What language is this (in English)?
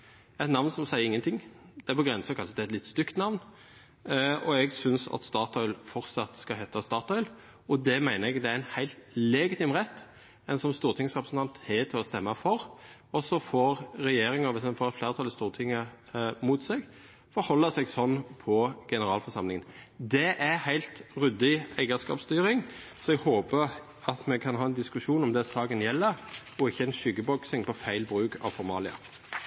Norwegian Nynorsk